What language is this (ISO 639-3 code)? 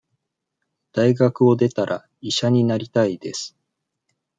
jpn